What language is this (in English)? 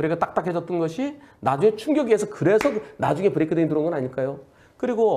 Korean